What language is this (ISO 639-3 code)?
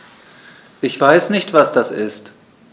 deu